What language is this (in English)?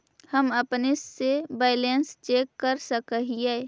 Magahi